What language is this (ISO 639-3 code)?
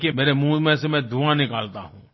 hin